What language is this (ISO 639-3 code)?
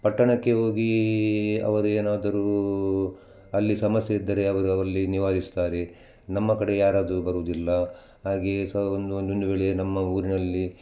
kan